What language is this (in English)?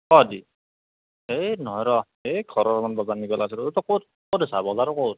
Assamese